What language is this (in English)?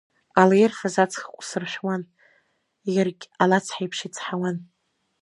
Abkhazian